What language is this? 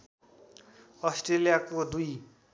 Nepali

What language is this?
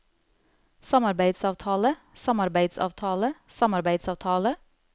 Norwegian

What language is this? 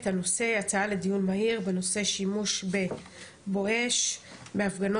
Hebrew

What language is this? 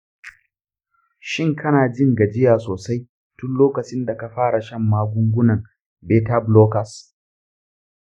Hausa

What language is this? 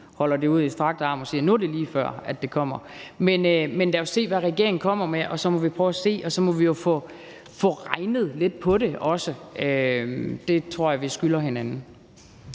Danish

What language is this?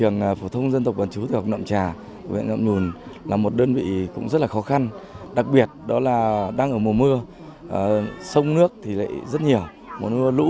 Vietnamese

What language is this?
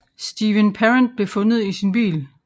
Danish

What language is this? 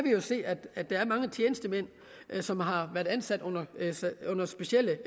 Danish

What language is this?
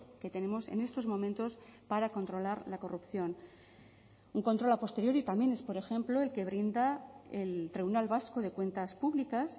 Spanish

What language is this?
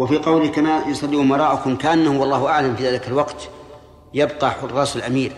Arabic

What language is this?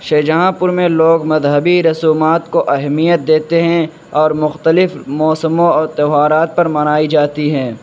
Urdu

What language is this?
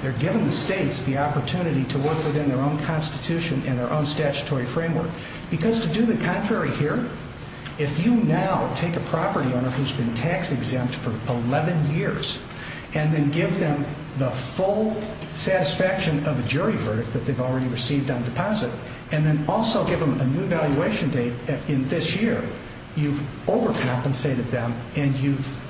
English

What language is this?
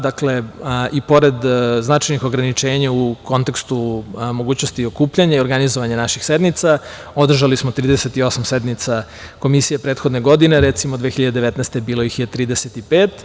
Serbian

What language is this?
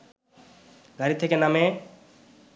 Bangla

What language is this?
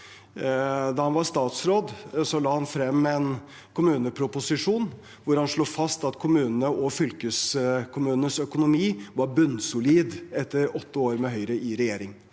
Norwegian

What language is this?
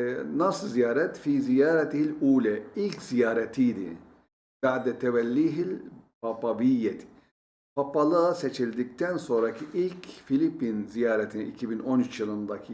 Turkish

